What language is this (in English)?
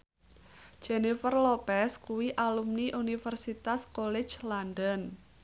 Javanese